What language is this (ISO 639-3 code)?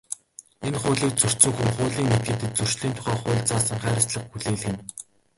mon